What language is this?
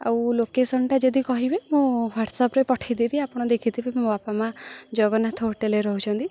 Odia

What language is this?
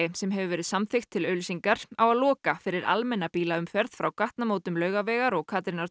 Icelandic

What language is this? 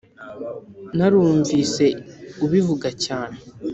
Kinyarwanda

